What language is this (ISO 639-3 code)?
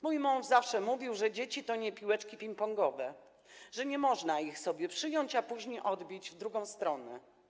pol